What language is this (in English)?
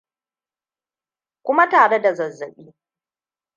Hausa